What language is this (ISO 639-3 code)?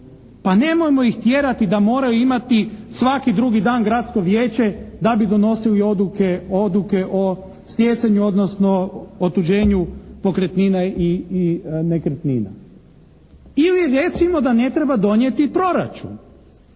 hrv